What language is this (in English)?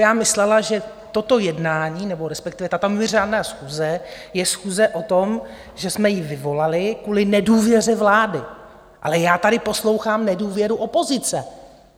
Czech